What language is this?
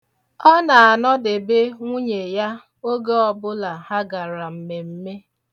Igbo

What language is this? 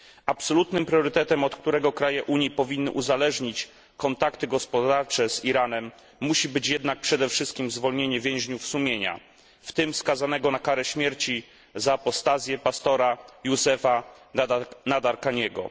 Polish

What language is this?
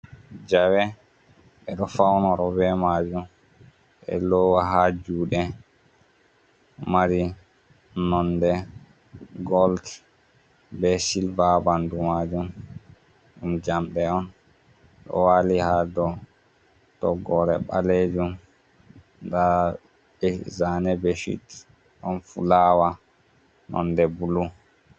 Fula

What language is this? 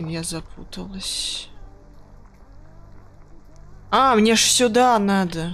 Russian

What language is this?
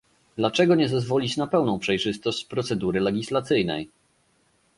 Polish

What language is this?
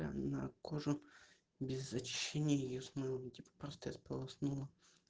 Russian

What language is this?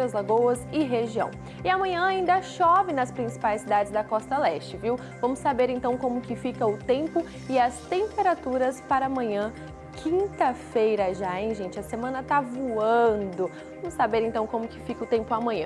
Portuguese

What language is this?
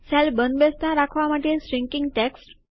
Gujarati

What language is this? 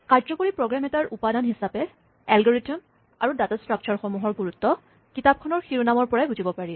Assamese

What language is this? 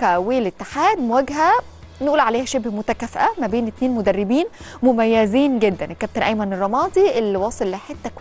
Arabic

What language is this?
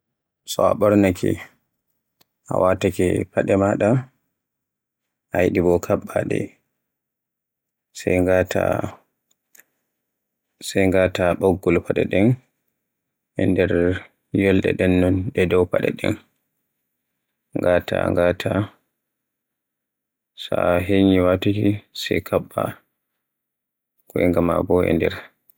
Borgu Fulfulde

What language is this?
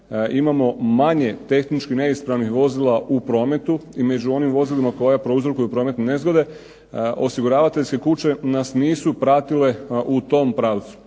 Croatian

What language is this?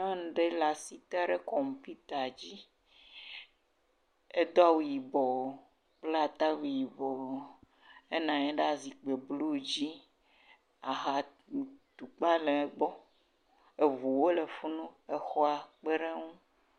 Ewe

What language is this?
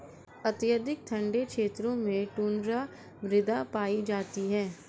Hindi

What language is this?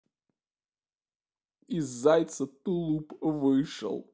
Russian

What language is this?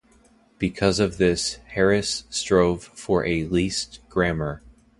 English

